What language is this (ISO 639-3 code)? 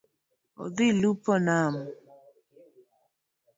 luo